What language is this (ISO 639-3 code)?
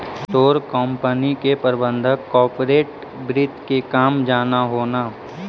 mag